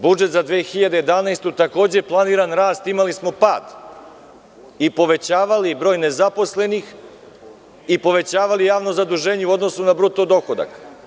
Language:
Serbian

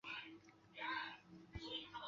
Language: Chinese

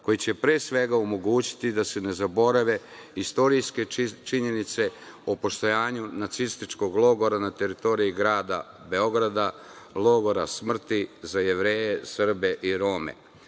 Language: Serbian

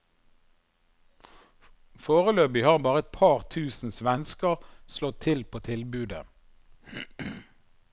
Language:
Norwegian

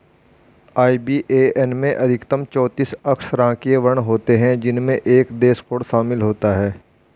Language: Hindi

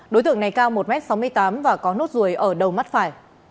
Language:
Vietnamese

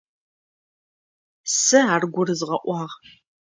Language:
Adyghe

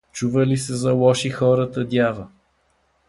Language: Bulgarian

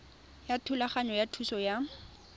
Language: Tswana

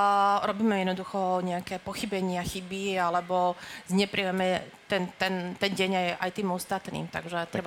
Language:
Slovak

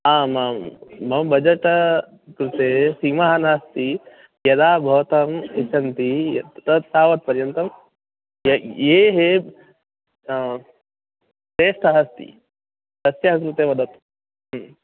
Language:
Sanskrit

